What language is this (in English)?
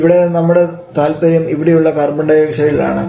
Malayalam